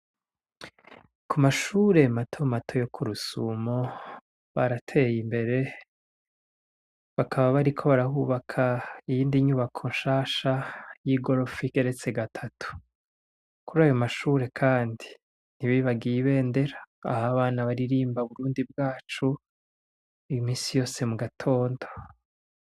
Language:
Rundi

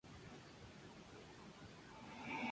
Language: Spanish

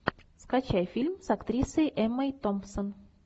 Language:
Russian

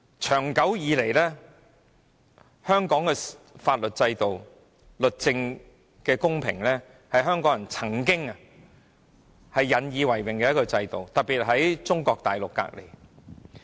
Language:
Cantonese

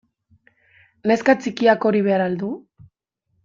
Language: Basque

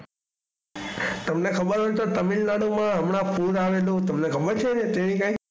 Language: Gujarati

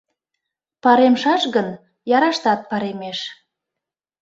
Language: Mari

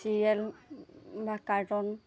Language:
Assamese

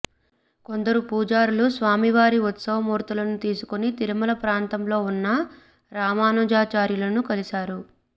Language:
Telugu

